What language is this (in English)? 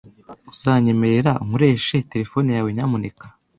Kinyarwanda